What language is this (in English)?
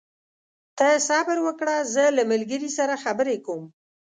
Pashto